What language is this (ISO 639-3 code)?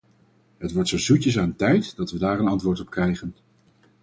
nld